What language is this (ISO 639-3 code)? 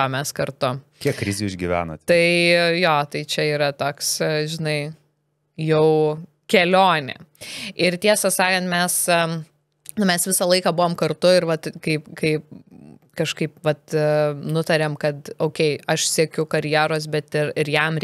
lit